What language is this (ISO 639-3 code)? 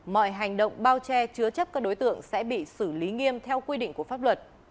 vie